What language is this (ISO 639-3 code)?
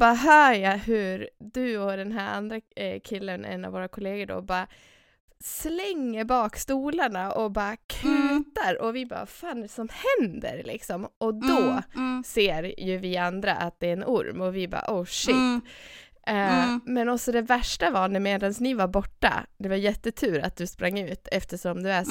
swe